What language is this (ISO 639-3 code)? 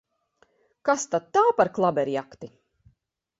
lav